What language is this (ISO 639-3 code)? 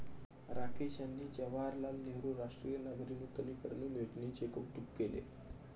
mar